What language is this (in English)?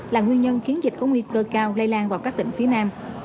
Vietnamese